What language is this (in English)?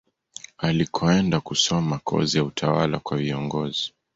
Swahili